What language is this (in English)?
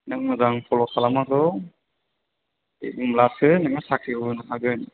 Bodo